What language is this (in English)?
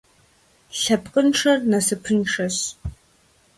Kabardian